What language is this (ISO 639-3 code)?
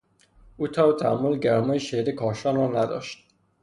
fas